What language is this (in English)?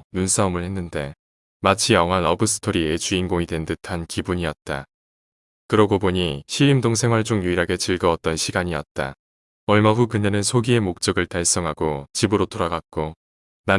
Korean